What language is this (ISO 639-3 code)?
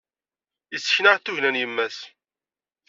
kab